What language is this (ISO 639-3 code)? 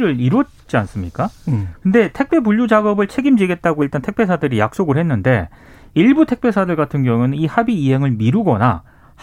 kor